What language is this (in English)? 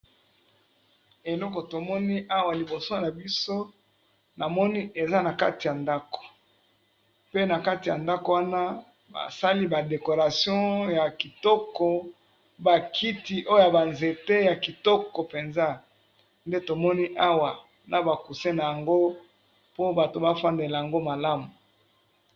Lingala